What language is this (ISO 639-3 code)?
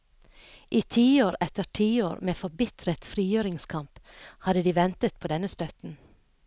nor